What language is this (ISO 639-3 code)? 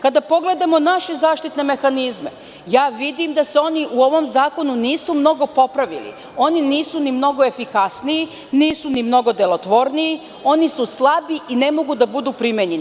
srp